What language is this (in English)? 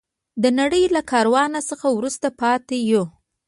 Pashto